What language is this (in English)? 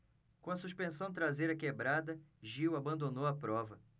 Portuguese